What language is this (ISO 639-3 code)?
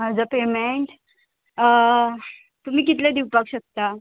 kok